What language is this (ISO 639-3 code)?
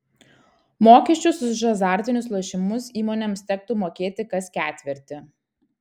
lit